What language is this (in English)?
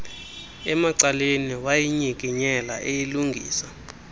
Xhosa